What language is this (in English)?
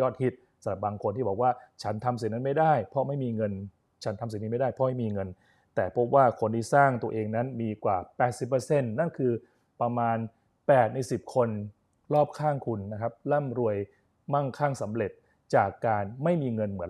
Thai